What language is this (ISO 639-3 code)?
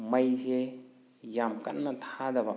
mni